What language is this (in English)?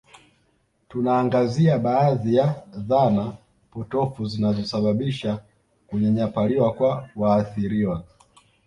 Swahili